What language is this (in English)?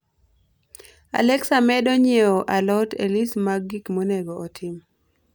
Luo (Kenya and Tanzania)